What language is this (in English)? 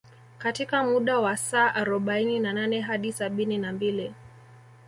Swahili